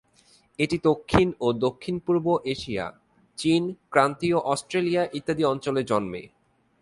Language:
Bangla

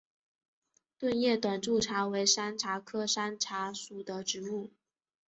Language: Chinese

